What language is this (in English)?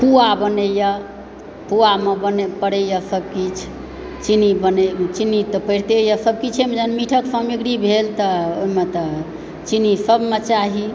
Maithili